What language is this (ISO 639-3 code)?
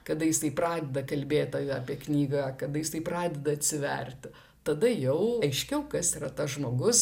lit